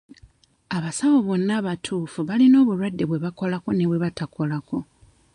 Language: Ganda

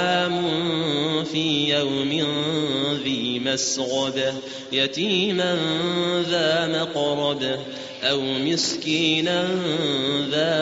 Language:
Arabic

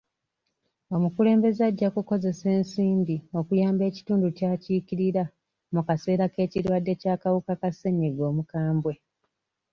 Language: Ganda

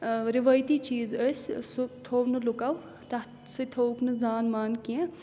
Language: Kashmiri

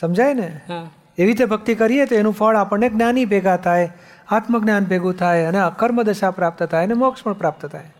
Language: Gujarati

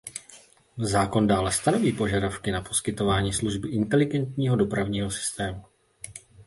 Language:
Czech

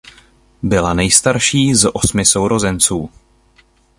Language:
Czech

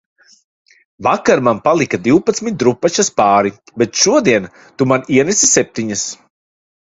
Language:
Latvian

